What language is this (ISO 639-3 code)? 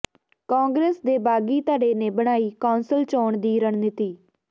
pan